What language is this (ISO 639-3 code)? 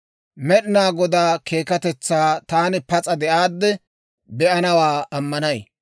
dwr